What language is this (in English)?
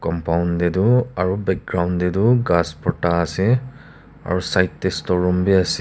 Naga Pidgin